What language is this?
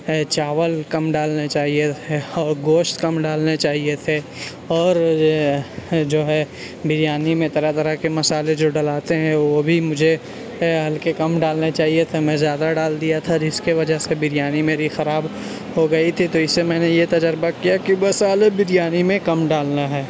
Urdu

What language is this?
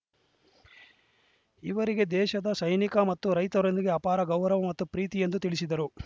Kannada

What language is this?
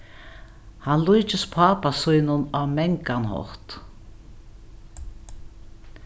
Faroese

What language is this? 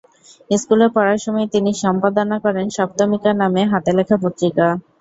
Bangla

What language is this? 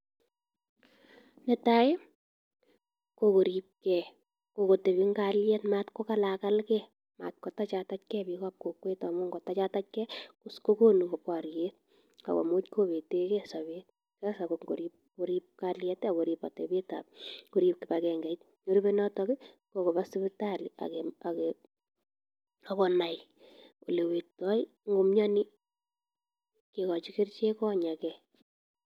Kalenjin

